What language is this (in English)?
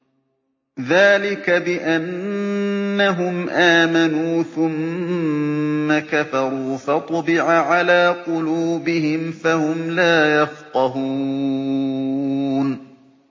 Arabic